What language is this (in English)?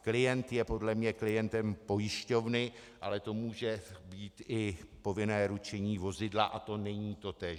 Czech